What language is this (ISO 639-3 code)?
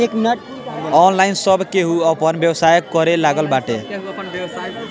bho